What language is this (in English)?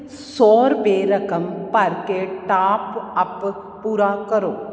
Punjabi